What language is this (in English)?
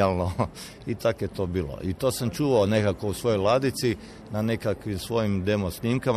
Croatian